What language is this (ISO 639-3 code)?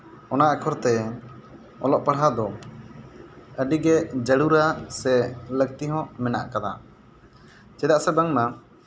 sat